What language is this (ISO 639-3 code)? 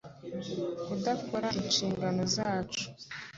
kin